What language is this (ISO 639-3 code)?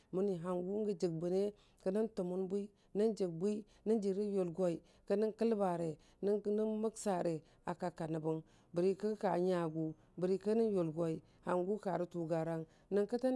cfa